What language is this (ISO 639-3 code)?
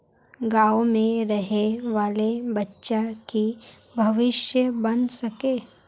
mag